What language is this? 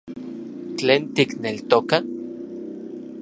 Central Puebla Nahuatl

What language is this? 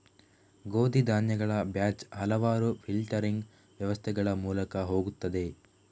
Kannada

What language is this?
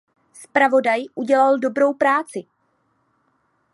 Czech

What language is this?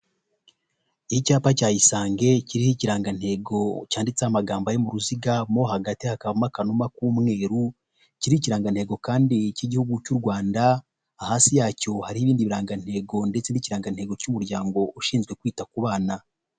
Kinyarwanda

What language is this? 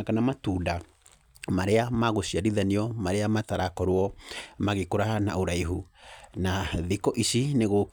Kikuyu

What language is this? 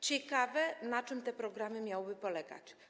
Polish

